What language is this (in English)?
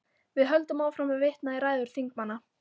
Icelandic